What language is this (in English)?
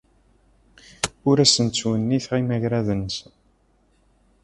Kabyle